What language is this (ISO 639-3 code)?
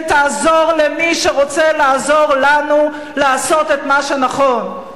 heb